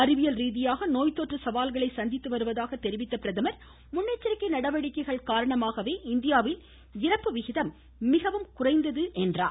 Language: Tamil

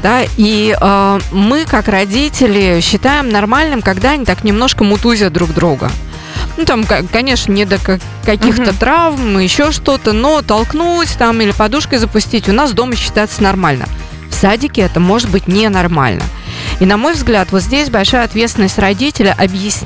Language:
Russian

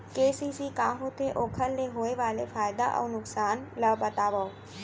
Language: Chhattisgarhi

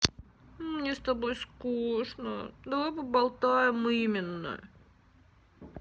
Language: Russian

